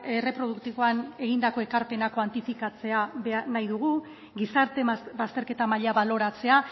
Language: Basque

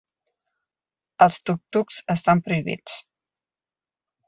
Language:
Catalan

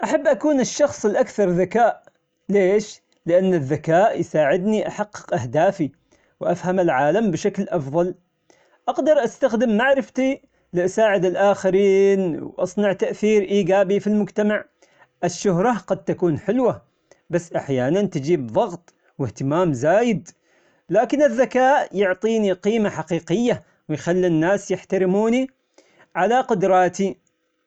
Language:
Omani Arabic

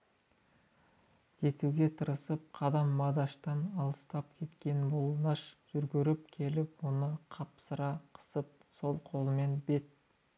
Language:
Kazakh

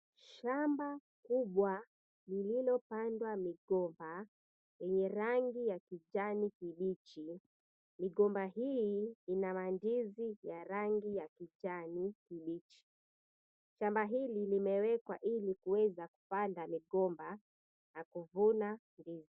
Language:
Swahili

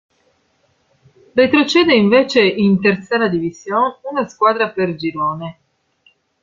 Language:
Italian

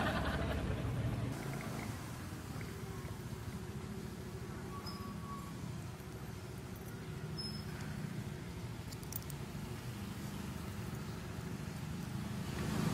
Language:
Indonesian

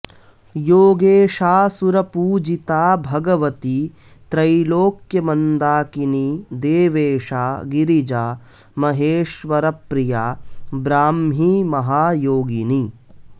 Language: Sanskrit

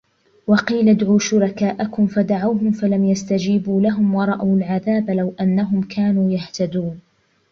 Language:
Arabic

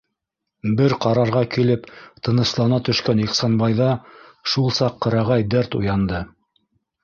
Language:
Bashkir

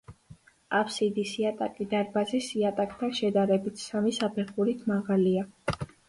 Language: Georgian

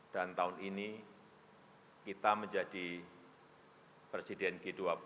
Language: Indonesian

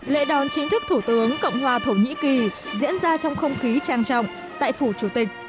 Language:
Vietnamese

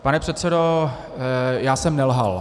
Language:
Czech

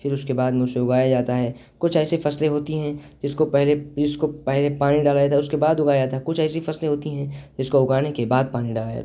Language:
Urdu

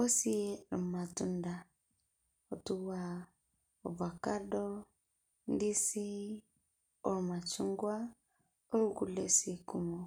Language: Masai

